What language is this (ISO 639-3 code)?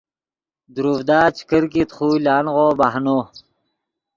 ydg